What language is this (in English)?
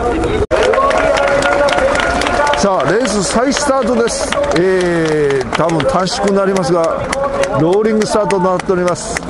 Japanese